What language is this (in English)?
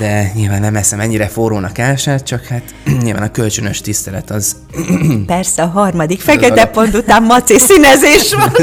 Hungarian